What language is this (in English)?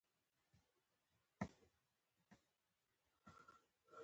Pashto